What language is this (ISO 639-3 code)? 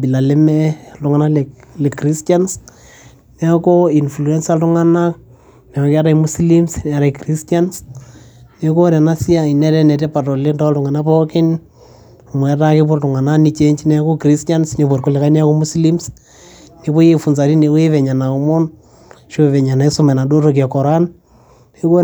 mas